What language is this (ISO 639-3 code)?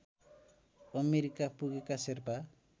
nep